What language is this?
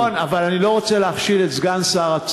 Hebrew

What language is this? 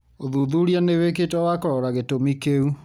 Kikuyu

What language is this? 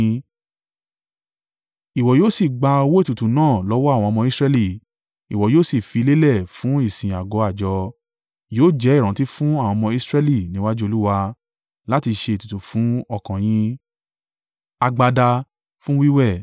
Yoruba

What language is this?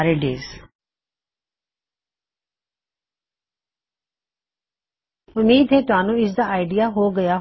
Punjabi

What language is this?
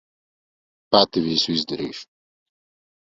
Latvian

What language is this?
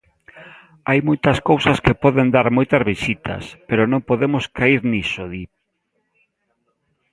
Galician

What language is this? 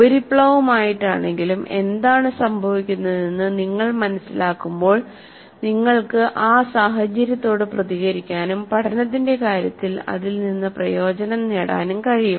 Malayalam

